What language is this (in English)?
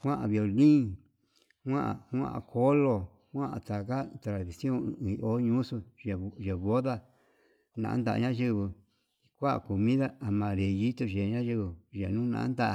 Yutanduchi Mixtec